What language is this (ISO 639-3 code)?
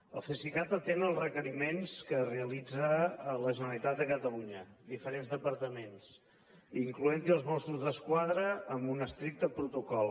cat